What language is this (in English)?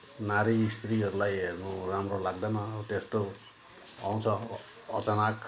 Nepali